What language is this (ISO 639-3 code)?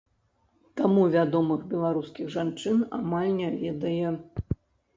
bel